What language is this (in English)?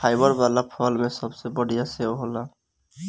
Bhojpuri